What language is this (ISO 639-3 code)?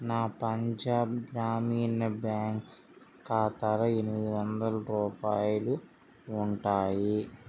tel